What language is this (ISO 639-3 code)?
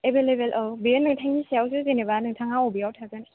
brx